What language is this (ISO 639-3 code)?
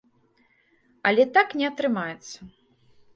bel